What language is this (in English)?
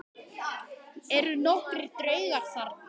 Icelandic